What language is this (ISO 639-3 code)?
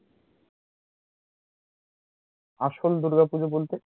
ben